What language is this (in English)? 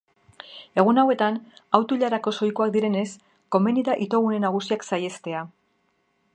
Basque